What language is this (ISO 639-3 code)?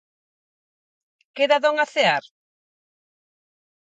glg